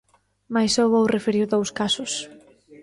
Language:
Galician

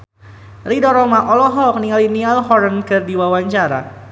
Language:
Sundanese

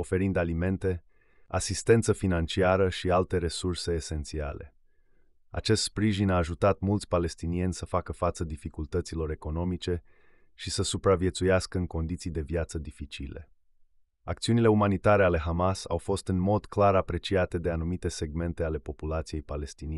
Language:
Romanian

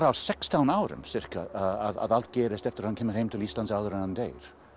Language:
Icelandic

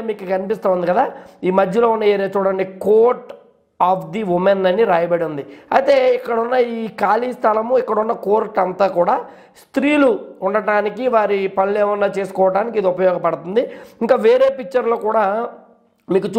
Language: Telugu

